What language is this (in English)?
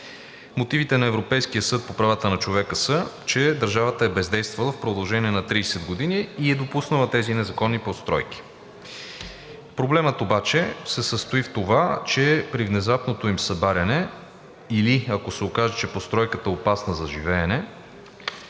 Bulgarian